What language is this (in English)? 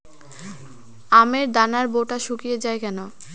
Bangla